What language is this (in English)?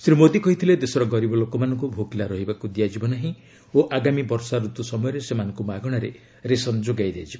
Odia